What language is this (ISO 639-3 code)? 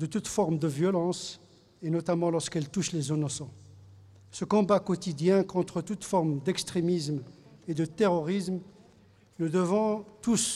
fra